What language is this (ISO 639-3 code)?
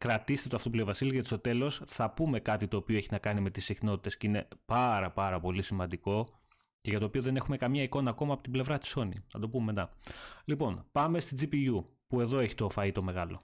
ell